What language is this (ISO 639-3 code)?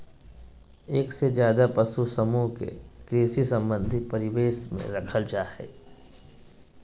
mag